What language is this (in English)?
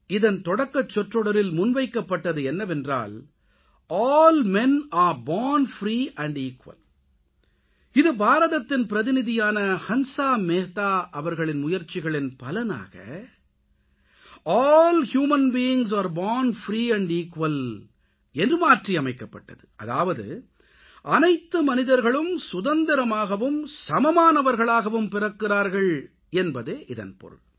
Tamil